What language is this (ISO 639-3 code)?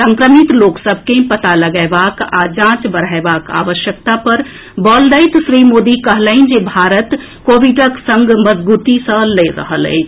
mai